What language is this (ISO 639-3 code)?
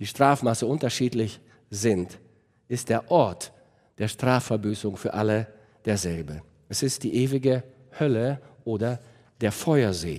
deu